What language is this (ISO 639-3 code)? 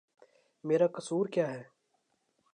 urd